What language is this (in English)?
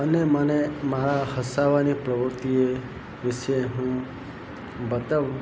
Gujarati